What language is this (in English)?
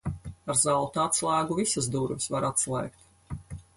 Latvian